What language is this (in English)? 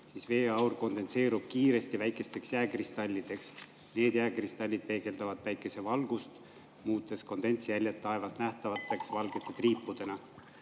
Estonian